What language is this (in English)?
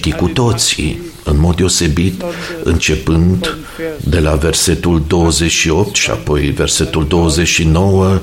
Romanian